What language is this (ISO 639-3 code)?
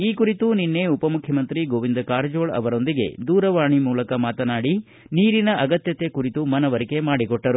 kan